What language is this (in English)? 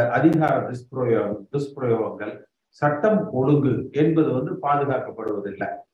Tamil